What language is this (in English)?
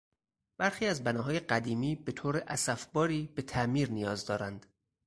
Persian